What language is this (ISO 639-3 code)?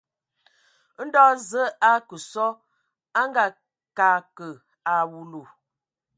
ewo